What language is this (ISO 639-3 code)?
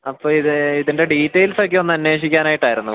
mal